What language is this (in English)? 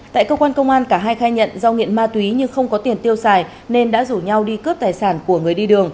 Vietnamese